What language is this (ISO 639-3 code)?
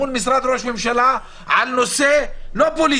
heb